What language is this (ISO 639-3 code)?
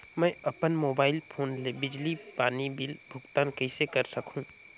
hne